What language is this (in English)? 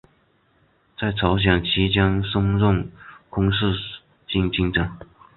Chinese